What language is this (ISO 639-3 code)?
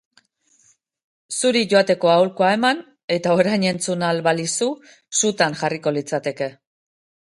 eus